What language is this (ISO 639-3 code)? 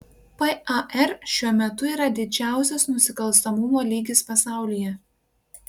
lit